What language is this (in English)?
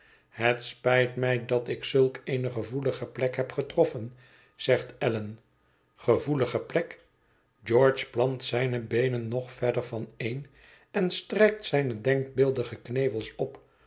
Dutch